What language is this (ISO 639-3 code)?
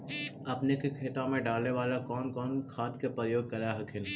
mag